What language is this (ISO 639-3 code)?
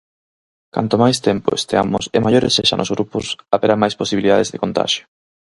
glg